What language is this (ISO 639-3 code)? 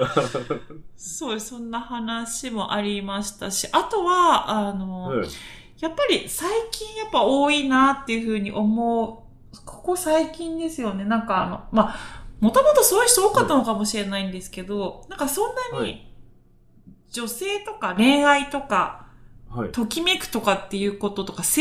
jpn